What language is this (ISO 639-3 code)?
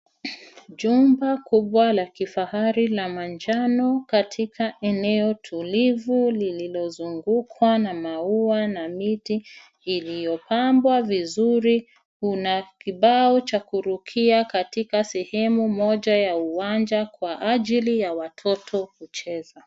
swa